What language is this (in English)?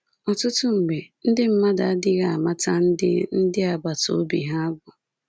Igbo